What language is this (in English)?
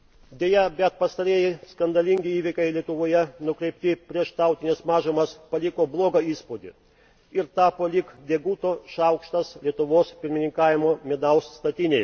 Lithuanian